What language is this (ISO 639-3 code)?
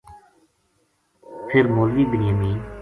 gju